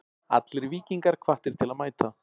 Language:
Icelandic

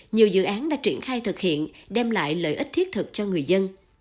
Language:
Vietnamese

